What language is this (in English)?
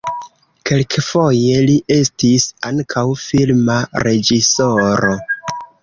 Esperanto